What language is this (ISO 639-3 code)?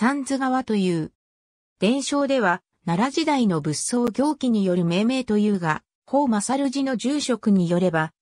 jpn